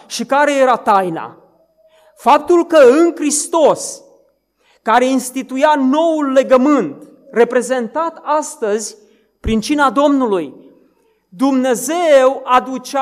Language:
Romanian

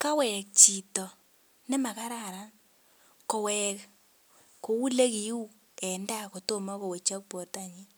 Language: Kalenjin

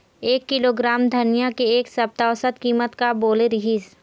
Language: Chhattisgarhi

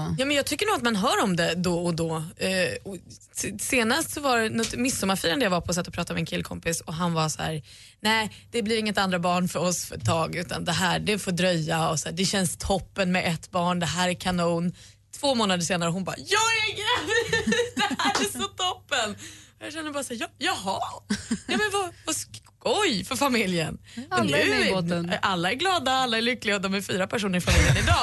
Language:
Swedish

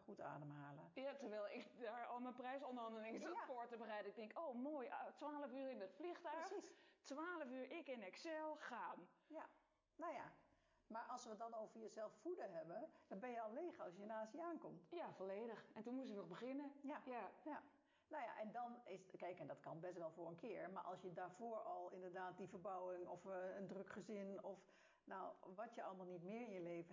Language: Dutch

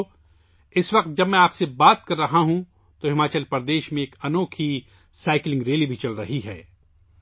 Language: Urdu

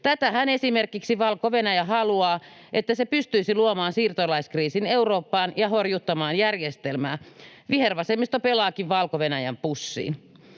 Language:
Finnish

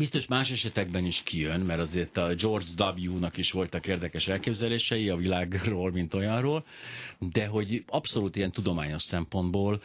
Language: Hungarian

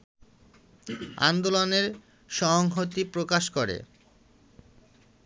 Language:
Bangla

